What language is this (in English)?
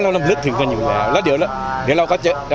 Thai